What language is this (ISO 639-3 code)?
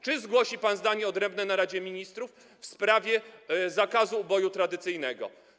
pol